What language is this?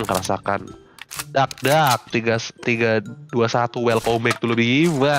Indonesian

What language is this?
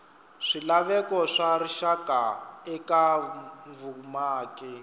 Tsonga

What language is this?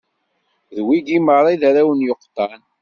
Kabyle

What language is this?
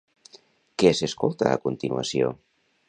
Catalan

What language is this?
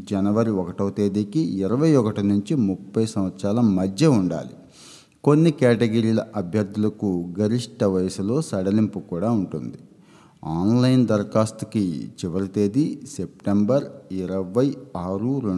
Telugu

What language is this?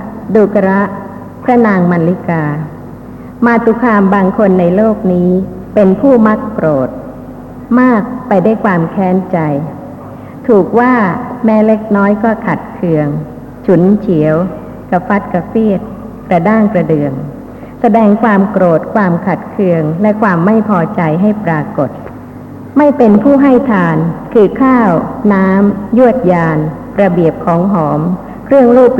Thai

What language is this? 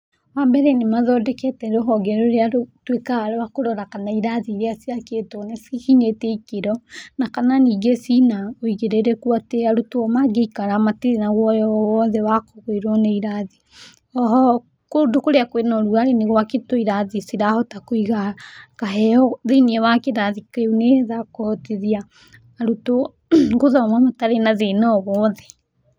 Kikuyu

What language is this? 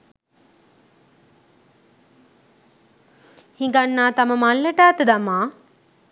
Sinhala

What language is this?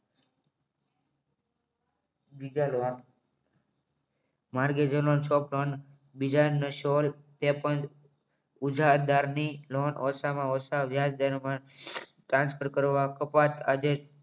Gujarati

